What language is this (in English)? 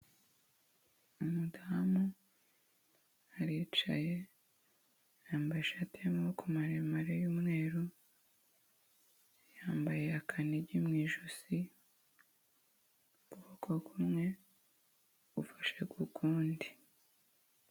Kinyarwanda